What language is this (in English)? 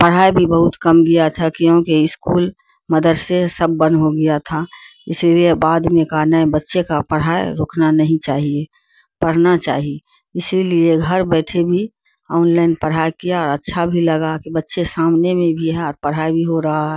Urdu